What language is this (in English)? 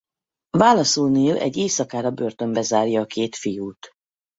Hungarian